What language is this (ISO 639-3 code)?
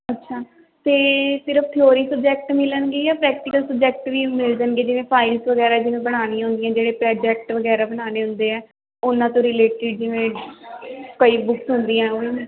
pan